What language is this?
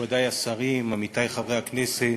Hebrew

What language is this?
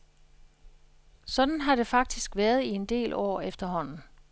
Danish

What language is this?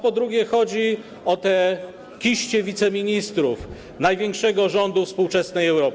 Polish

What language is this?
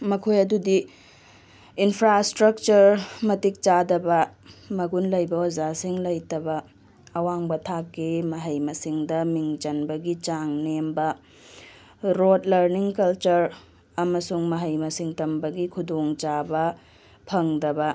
Manipuri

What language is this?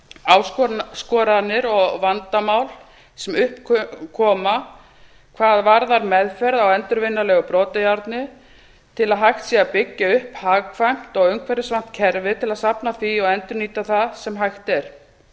Icelandic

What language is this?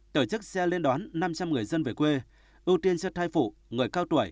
Vietnamese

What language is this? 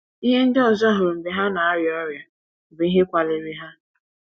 Igbo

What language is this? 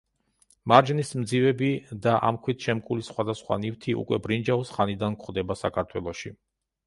Georgian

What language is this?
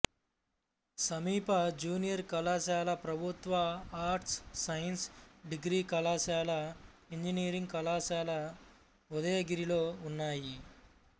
Telugu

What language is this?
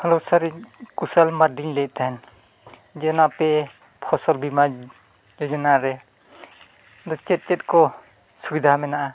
Santali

